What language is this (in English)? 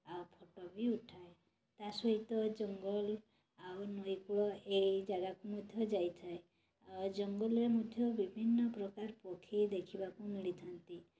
Odia